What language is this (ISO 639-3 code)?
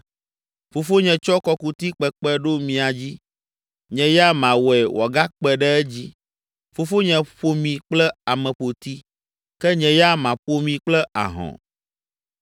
ewe